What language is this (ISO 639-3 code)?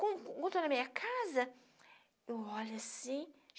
por